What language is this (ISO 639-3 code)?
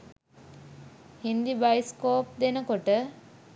sin